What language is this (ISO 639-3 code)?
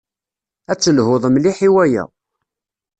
kab